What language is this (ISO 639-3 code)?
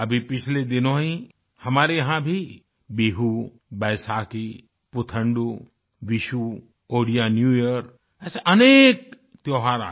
hin